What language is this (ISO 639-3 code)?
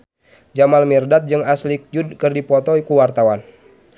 sun